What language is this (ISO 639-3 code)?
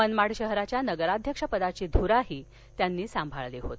mar